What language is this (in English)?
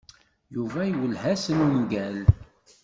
Kabyle